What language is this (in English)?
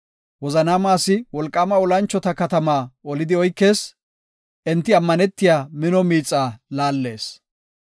Gofa